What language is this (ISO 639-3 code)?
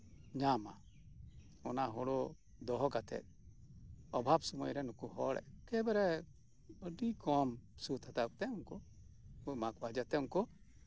sat